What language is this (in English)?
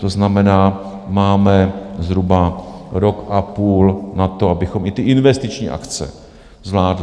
Czech